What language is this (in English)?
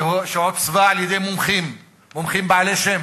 Hebrew